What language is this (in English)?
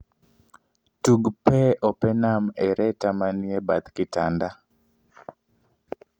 Luo (Kenya and Tanzania)